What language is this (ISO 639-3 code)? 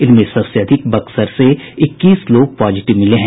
hin